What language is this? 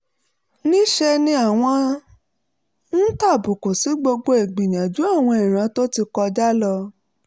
Yoruba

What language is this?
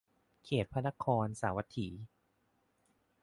Thai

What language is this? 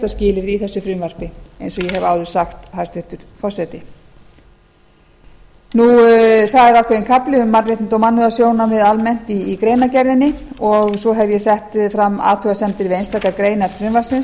Icelandic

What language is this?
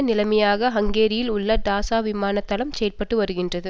Tamil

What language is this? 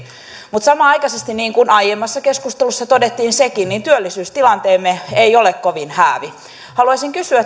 Finnish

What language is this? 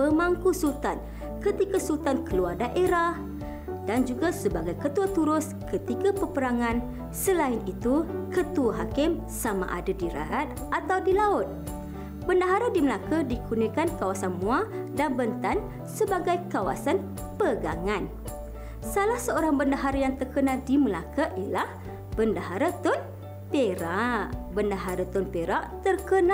Malay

